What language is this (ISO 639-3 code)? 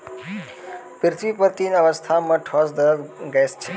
mai